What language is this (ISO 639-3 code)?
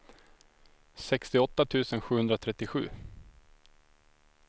swe